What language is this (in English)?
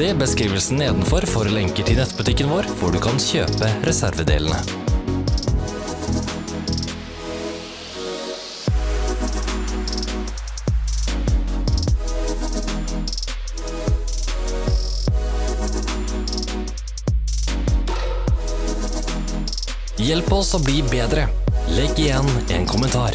Norwegian